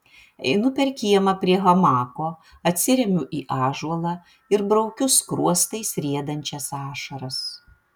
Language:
Lithuanian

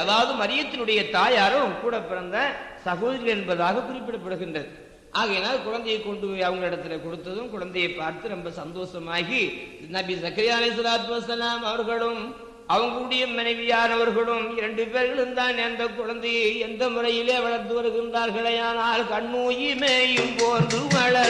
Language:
Tamil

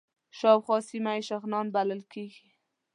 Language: Pashto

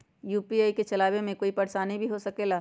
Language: Magahi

